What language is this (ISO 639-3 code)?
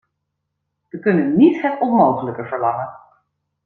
nld